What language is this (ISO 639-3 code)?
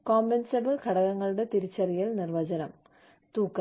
mal